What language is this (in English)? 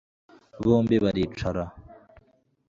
Kinyarwanda